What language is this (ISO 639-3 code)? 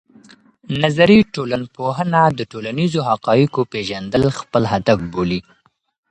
pus